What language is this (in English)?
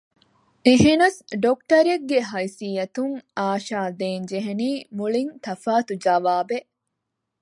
Divehi